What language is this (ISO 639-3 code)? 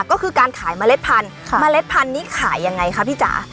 tha